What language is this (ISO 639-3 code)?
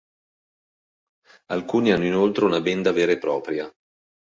ita